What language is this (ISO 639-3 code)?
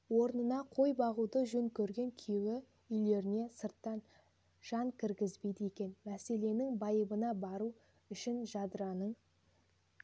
kaz